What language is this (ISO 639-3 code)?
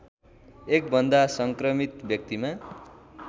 nep